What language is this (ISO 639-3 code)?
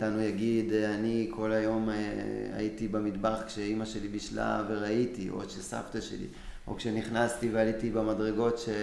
heb